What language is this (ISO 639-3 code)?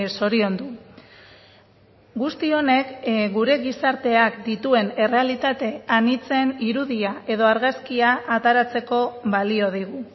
eus